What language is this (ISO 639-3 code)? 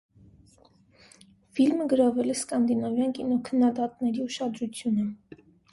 hye